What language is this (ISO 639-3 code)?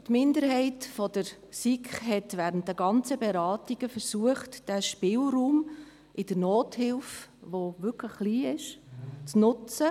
gsw